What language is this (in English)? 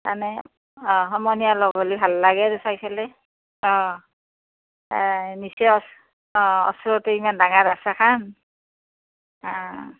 Assamese